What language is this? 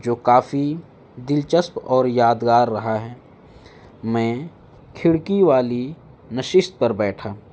Urdu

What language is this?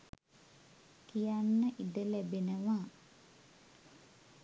Sinhala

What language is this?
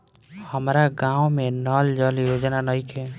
Bhojpuri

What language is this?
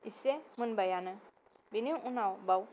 Bodo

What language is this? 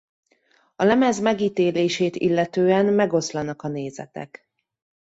Hungarian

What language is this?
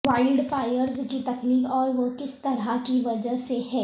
Urdu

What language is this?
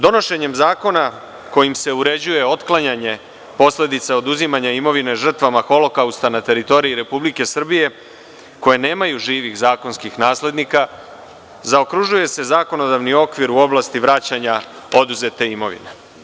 Serbian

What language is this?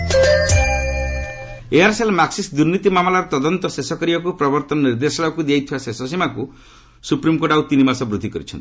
Odia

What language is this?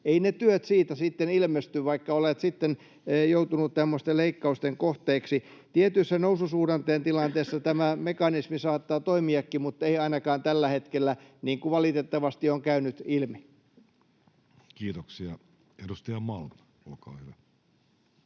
Finnish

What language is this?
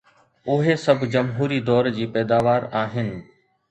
Sindhi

